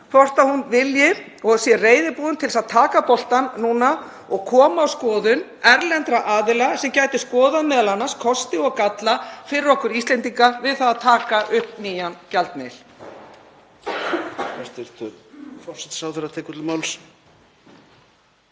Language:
Icelandic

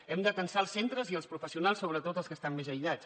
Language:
Catalan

